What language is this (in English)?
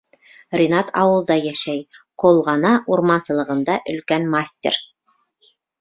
Bashkir